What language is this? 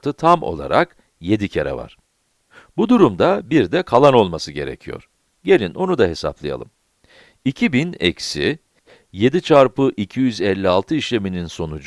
Turkish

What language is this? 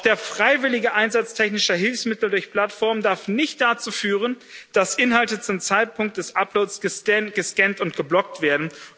German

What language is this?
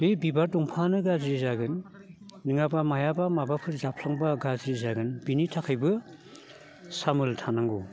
Bodo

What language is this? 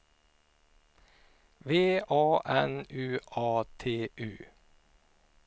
Swedish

